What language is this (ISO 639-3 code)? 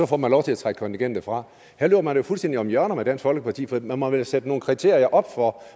dan